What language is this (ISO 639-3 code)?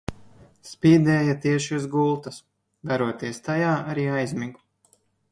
lav